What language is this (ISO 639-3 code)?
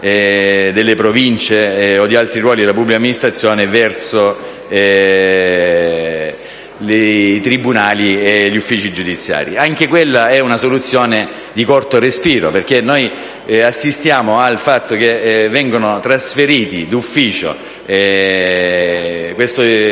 ita